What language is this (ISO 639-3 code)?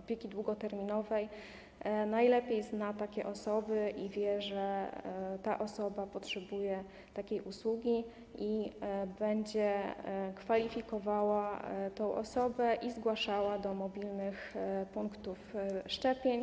pol